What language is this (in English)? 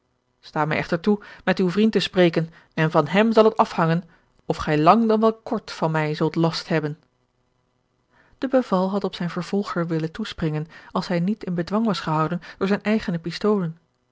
Dutch